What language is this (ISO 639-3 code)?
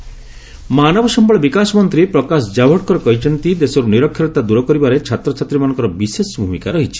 ori